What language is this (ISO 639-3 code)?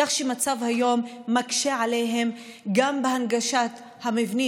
heb